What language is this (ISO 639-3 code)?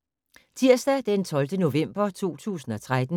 dan